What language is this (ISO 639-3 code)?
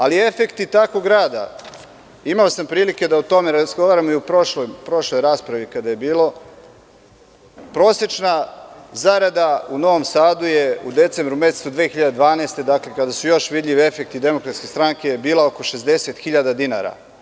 srp